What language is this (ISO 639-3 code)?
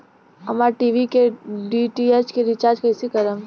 bho